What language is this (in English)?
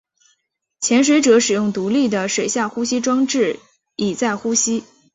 Chinese